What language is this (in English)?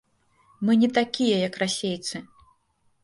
Belarusian